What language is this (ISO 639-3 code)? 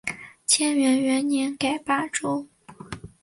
zho